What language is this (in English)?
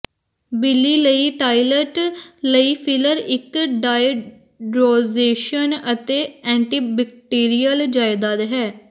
Punjabi